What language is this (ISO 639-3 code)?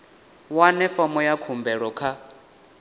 ven